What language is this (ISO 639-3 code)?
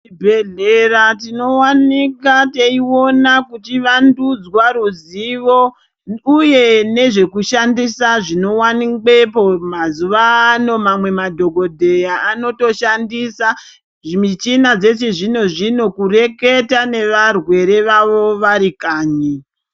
ndc